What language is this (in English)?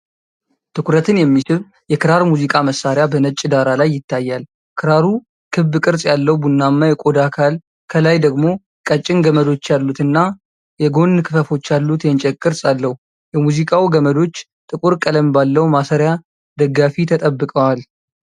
Amharic